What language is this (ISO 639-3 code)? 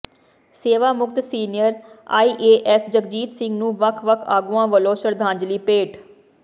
pan